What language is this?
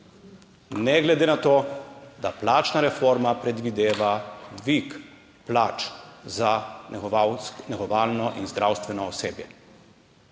Slovenian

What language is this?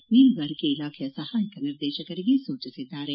Kannada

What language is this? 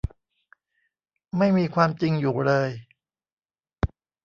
Thai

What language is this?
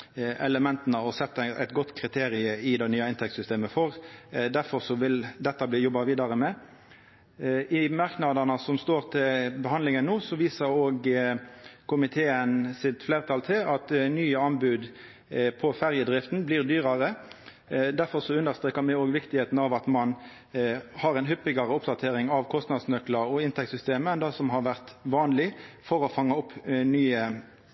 Norwegian Nynorsk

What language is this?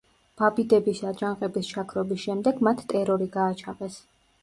Georgian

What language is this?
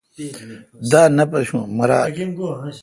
Kalkoti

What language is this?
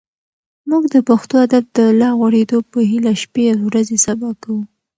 Pashto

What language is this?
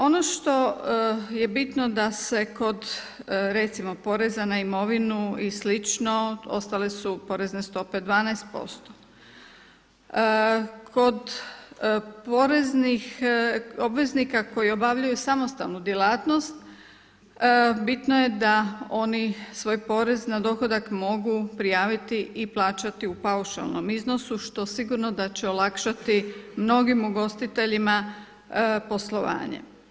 Croatian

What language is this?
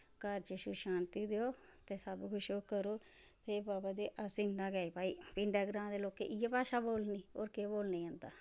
Dogri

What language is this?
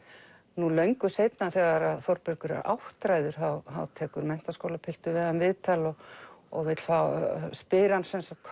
Icelandic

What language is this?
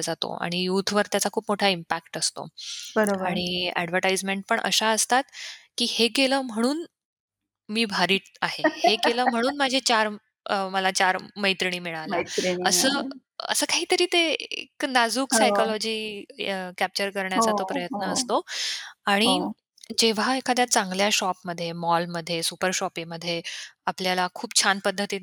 Marathi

